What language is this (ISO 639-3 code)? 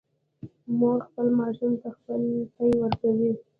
pus